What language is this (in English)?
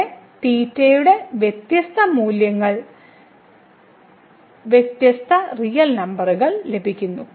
Malayalam